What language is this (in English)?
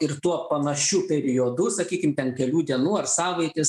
Lithuanian